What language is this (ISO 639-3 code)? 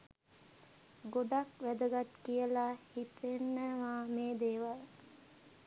sin